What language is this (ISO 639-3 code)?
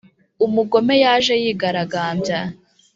kin